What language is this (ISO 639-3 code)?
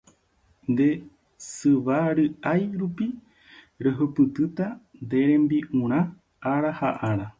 grn